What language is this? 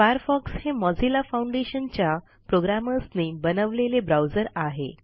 Marathi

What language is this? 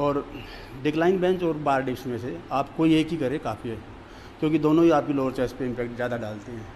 Hindi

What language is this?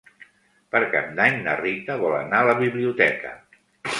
Catalan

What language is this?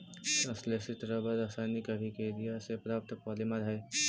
Magahi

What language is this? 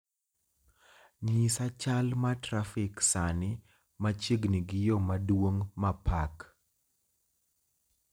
Luo (Kenya and Tanzania)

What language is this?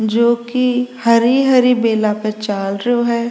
Rajasthani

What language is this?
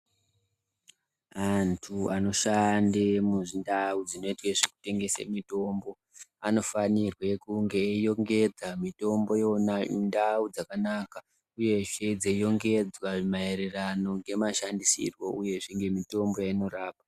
Ndau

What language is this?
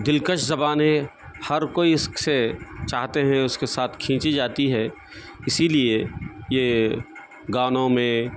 Urdu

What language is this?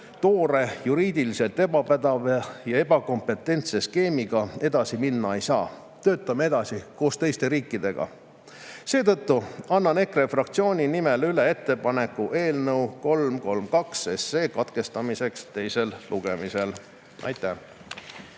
Estonian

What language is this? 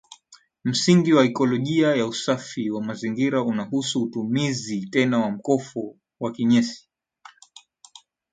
Swahili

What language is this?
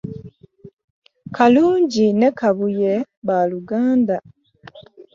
Ganda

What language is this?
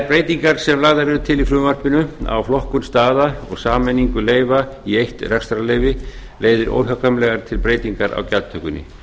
Icelandic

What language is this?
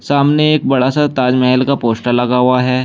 Hindi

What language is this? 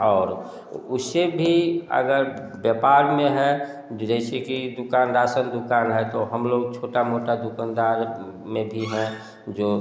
Hindi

